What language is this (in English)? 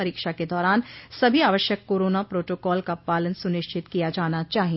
Hindi